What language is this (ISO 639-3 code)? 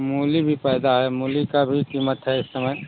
hin